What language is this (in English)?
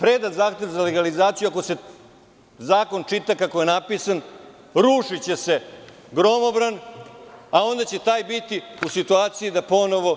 Serbian